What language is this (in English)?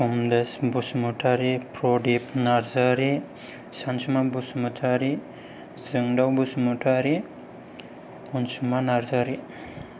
Bodo